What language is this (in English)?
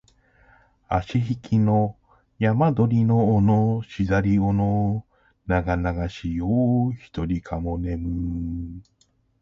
Japanese